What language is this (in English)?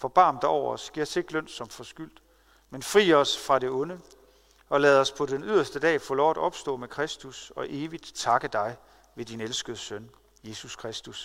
Danish